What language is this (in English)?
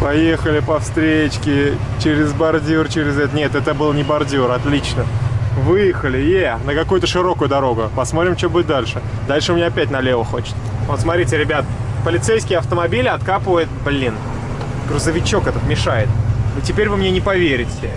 Russian